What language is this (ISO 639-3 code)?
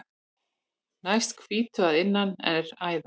isl